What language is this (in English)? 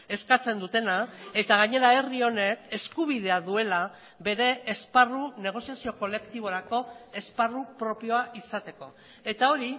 Basque